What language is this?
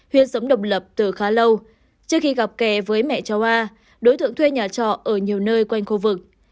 Vietnamese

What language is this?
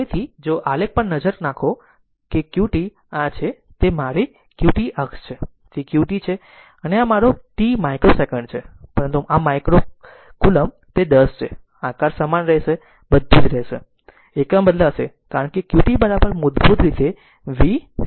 Gujarati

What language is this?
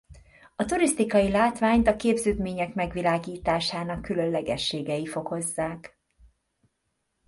Hungarian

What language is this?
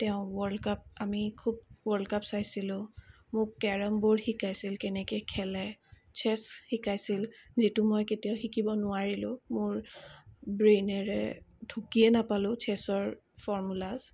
Assamese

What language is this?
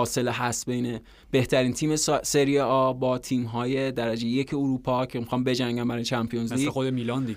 Persian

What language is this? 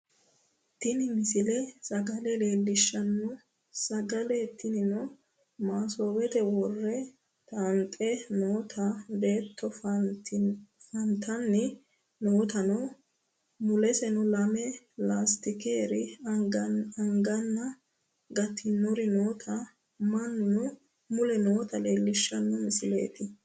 Sidamo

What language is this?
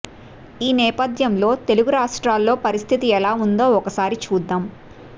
Telugu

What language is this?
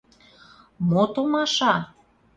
Mari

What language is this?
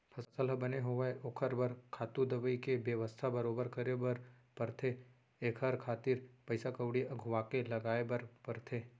Chhattisgarhi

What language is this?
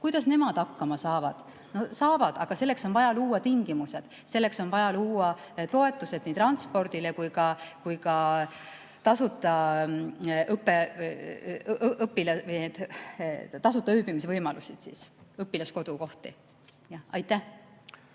Estonian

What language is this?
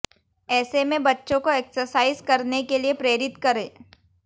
Hindi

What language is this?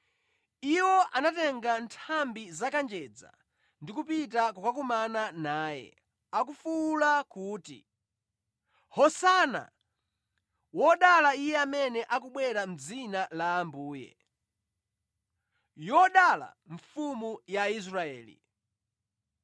Nyanja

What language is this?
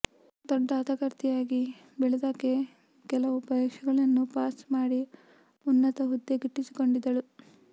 Kannada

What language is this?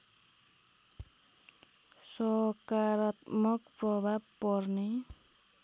Nepali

